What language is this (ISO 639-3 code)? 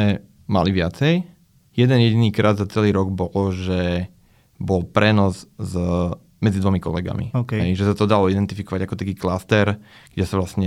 slk